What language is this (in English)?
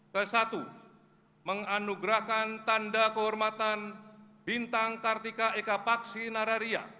Indonesian